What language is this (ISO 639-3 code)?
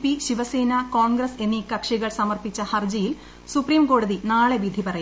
mal